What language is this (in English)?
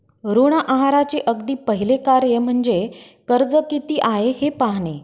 Marathi